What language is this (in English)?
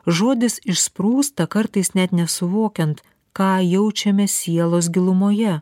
Lithuanian